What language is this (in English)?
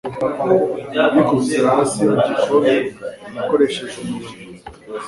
Kinyarwanda